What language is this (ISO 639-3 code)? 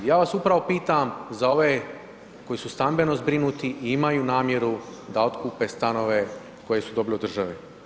hrv